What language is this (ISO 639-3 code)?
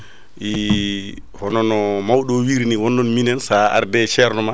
ful